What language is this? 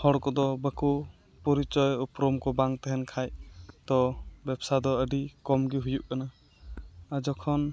Santali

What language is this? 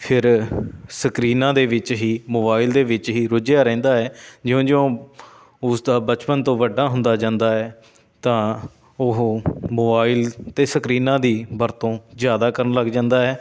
Punjabi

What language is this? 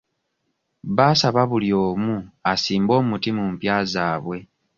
Ganda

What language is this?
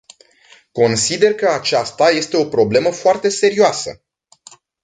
Romanian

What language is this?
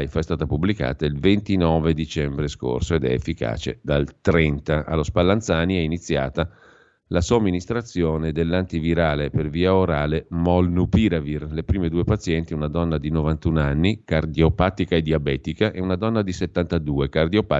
Italian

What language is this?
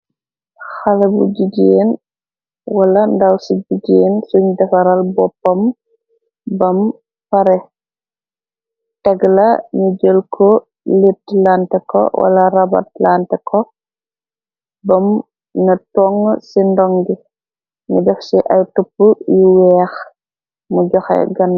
Wolof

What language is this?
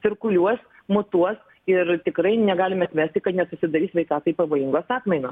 Lithuanian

